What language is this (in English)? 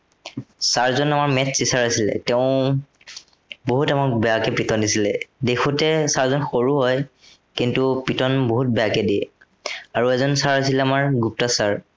Assamese